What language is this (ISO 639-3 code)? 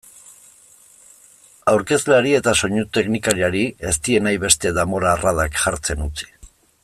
eus